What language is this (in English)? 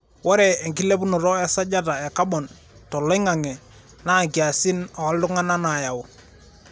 Masai